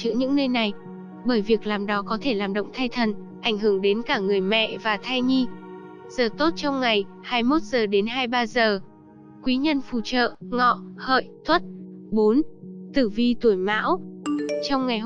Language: Vietnamese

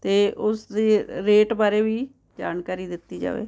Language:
Punjabi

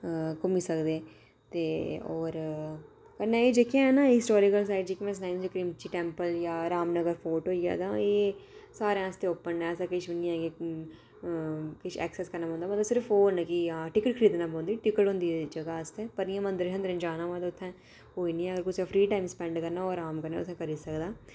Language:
Dogri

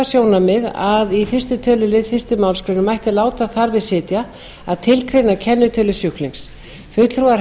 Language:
Icelandic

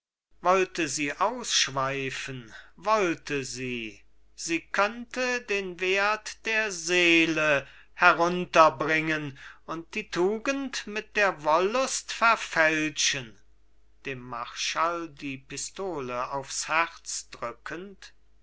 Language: German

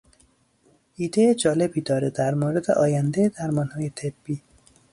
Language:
Persian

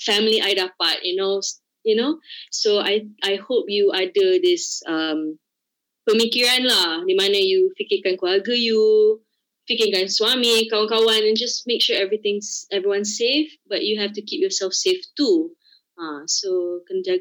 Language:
Malay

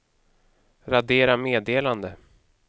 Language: Swedish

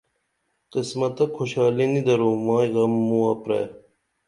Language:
Dameli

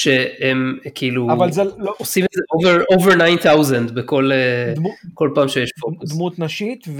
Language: Hebrew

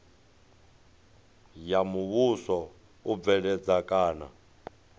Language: Venda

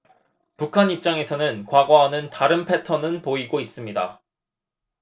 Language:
Korean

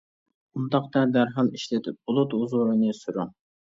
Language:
Uyghur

